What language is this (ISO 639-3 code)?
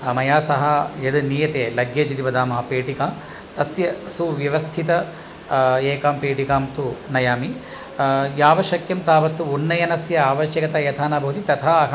san